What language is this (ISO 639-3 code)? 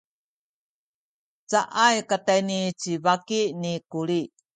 szy